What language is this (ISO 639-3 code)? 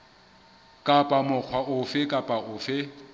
sot